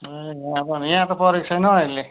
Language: Nepali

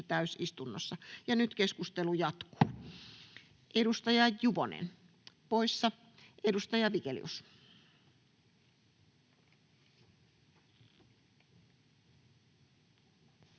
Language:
Finnish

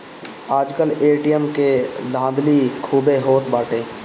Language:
Bhojpuri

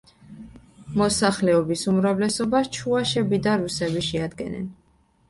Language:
Georgian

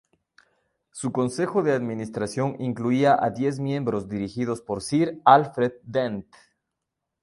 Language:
Spanish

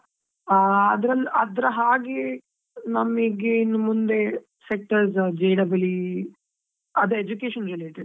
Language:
Kannada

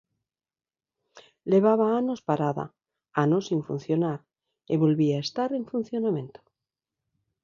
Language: Galician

